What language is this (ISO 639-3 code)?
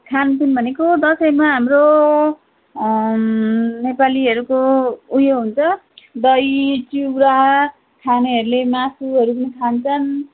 nep